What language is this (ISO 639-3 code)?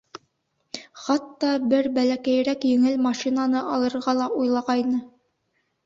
bak